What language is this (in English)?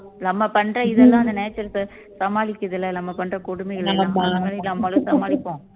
Tamil